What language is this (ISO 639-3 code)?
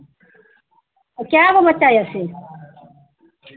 mai